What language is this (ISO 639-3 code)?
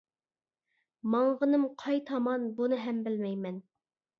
uig